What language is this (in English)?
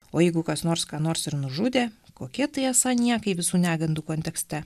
Lithuanian